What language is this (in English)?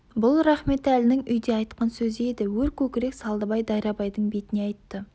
Kazakh